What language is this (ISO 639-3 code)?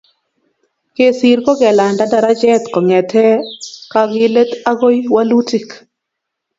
kln